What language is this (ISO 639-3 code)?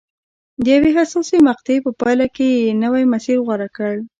pus